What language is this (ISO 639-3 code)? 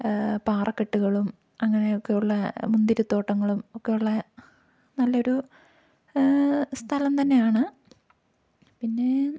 mal